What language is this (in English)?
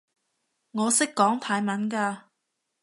Cantonese